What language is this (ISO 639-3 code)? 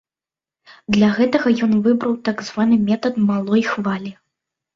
bel